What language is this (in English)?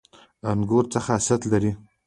Pashto